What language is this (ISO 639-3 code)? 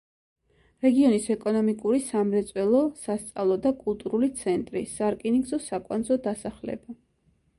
kat